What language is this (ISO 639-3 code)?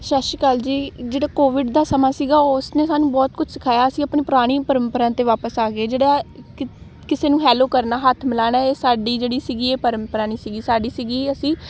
pan